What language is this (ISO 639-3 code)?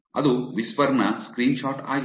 kan